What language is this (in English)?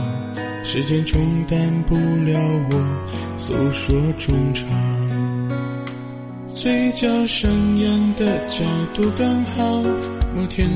Chinese